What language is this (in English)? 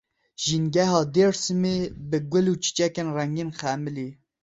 Kurdish